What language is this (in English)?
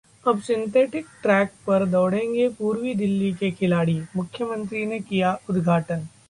Hindi